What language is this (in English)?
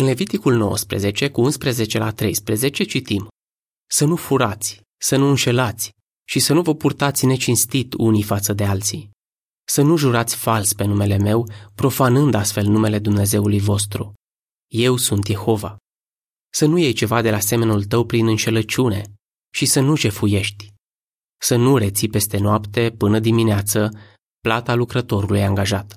Romanian